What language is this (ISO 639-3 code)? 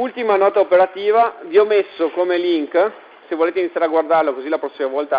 ita